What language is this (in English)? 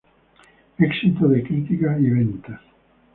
Spanish